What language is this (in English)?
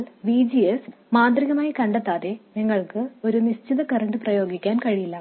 Malayalam